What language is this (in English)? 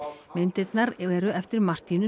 Icelandic